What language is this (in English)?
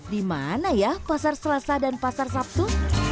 Indonesian